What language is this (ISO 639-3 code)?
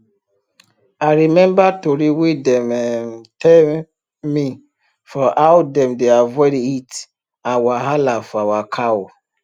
pcm